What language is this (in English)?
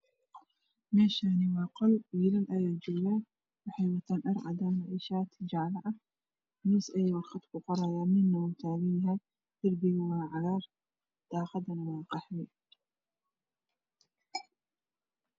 Somali